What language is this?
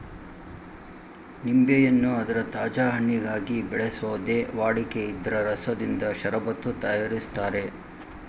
Kannada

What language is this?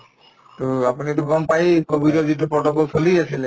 Assamese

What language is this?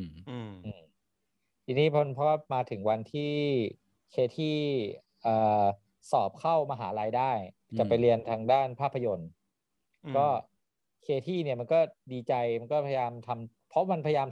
Thai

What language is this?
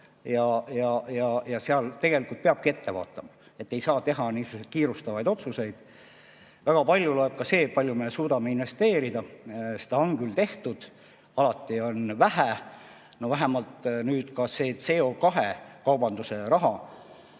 Estonian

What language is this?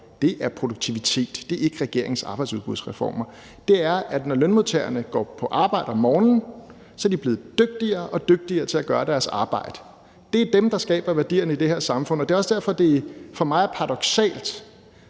Danish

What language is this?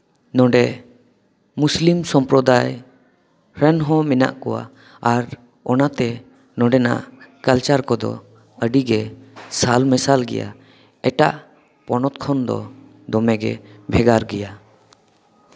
Santali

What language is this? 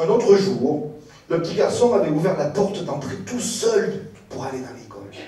French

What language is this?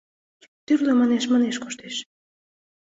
Mari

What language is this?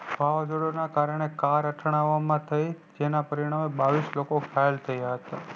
Gujarati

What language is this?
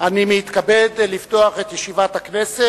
Hebrew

